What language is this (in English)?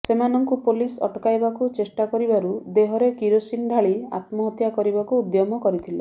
Odia